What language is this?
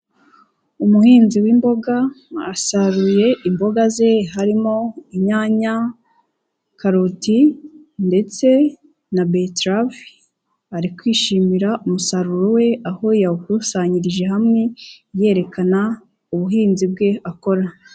Kinyarwanda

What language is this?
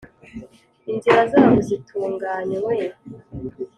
Kinyarwanda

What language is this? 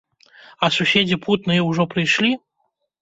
Belarusian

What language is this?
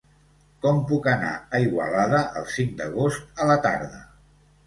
Catalan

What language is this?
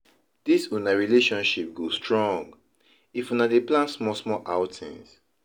Nigerian Pidgin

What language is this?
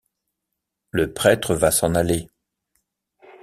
French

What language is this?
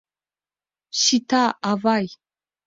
Mari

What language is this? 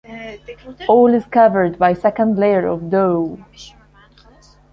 English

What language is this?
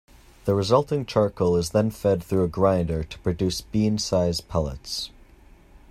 English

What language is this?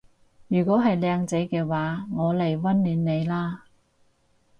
Cantonese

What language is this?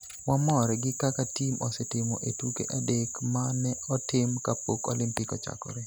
Luo (Kenya and Tanzania)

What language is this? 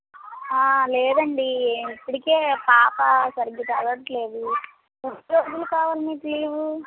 Telugu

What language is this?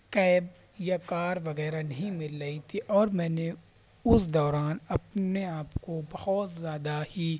Urdu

